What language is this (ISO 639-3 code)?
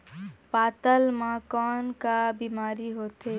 hne